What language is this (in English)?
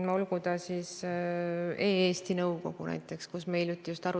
Estonian